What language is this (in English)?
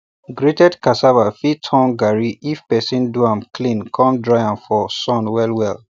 Nigerian Pidgin